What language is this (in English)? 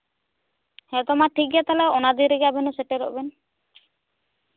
Santali